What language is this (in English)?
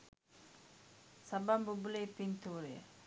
Sinhala